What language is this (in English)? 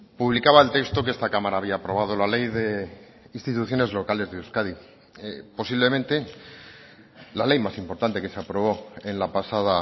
Spanish